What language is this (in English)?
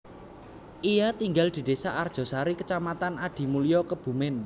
Javanese